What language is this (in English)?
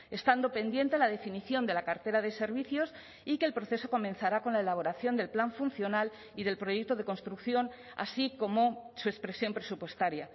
Spanish